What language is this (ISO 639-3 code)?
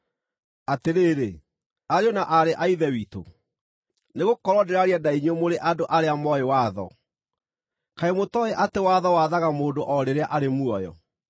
kik